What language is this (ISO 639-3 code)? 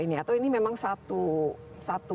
ind